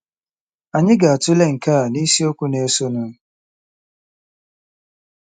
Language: Igbo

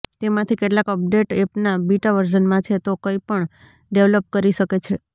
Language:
Gujarati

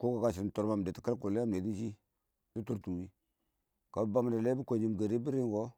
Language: Awak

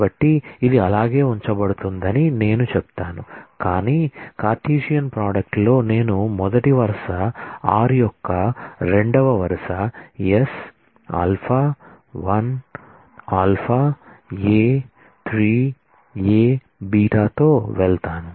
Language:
Telugu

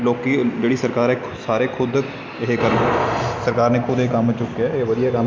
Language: Punjabi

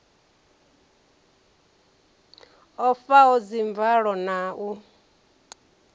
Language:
Venda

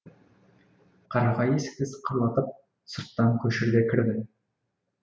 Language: Kazakh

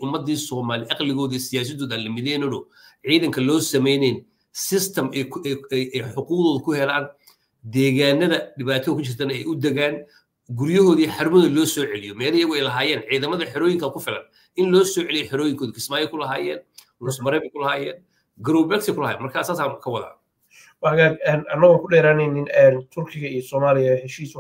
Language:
Arabic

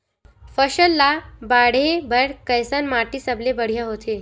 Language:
Chhattisgarhi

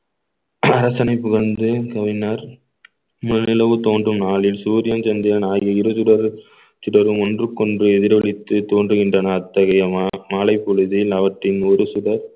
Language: Tamil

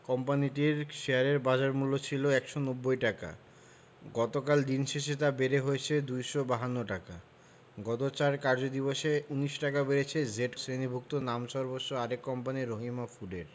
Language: Bangla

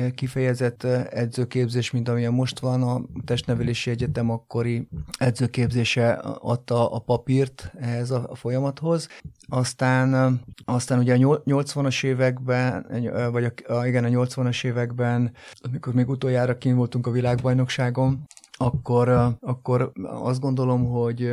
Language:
Hungarian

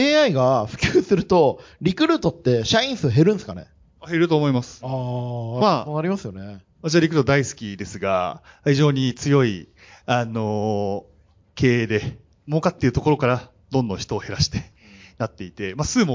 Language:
Japanese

